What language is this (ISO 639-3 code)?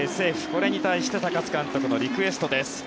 jpn